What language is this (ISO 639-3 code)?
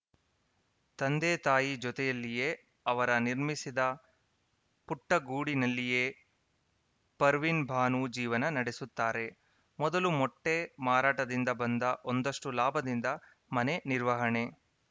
kan